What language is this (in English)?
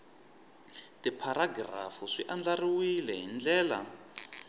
Tsonga